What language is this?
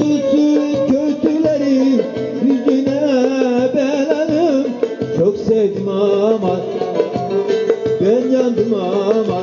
Arabic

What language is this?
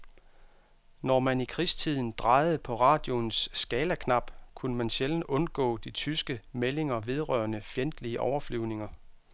Danish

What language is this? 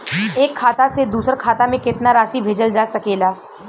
Bhojpuri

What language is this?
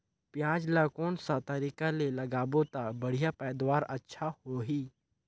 Chhattisgarhi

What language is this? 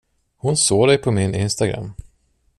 Swedish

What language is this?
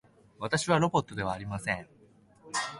Japanese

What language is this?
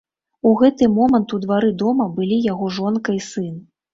Belarusian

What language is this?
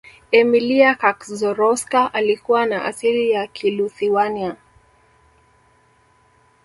Swahili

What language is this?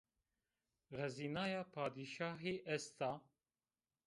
Zaza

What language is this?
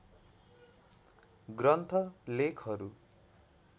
Nepali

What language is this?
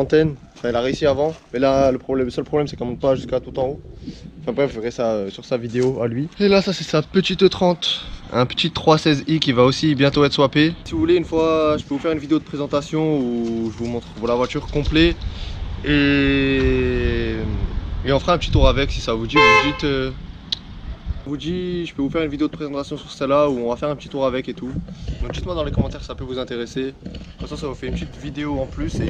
French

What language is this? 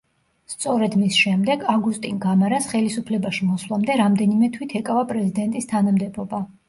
Georgian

